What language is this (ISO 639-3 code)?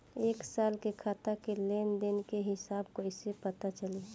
bho